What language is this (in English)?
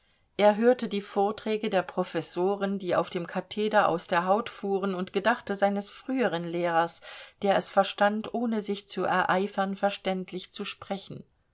German